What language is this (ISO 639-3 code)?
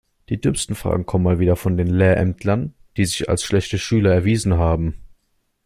deu